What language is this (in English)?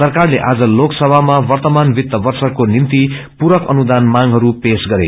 Nepali